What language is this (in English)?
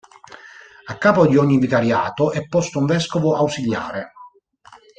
Italian